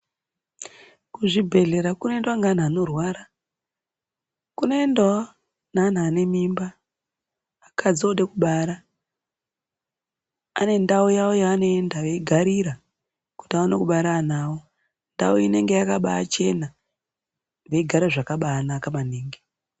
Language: Ndau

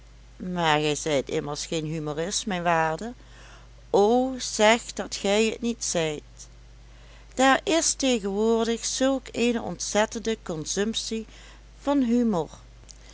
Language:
Dutch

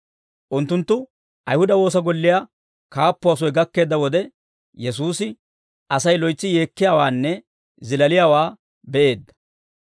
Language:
Dawro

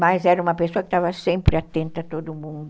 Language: Portuguese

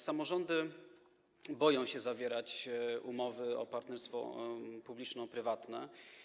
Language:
Polish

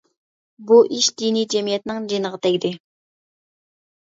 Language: Uyghur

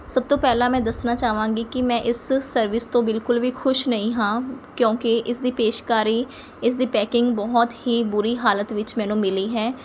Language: Punjabi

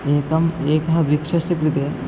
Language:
Sanskrit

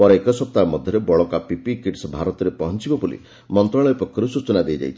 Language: Odia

